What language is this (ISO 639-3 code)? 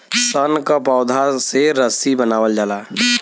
bho